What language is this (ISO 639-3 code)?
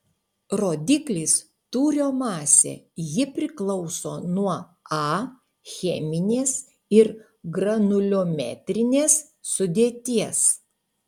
lit